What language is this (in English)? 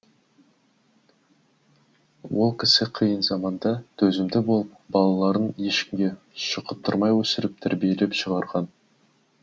Kazakh